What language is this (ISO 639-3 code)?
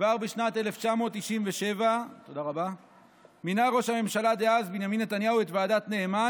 heb